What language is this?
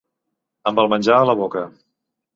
Catalan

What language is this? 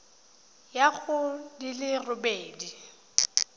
Tswana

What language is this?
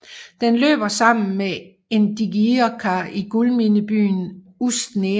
Danish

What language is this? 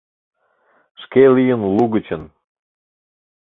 Mari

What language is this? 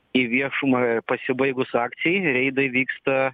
Lithuanian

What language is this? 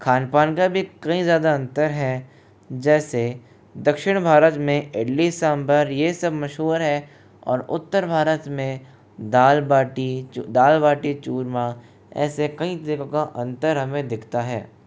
Hindi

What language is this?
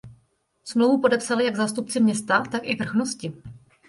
Czech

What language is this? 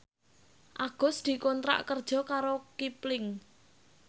Javanese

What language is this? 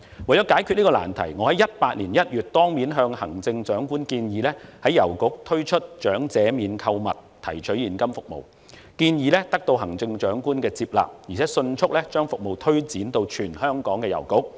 Cantonese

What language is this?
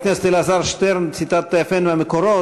Hebrew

